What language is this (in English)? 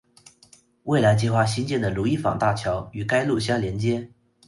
Chinese